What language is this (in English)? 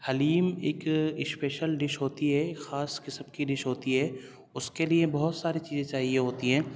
Urdu